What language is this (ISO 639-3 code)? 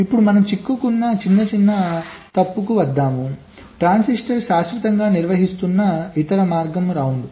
tel